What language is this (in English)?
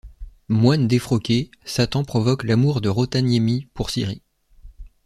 French